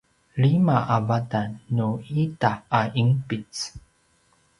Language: Paiwan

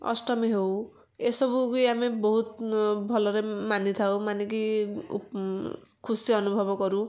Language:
Odia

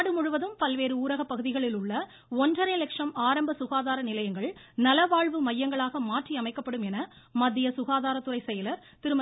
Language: Tamil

